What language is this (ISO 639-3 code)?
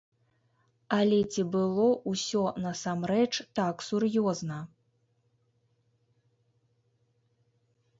bel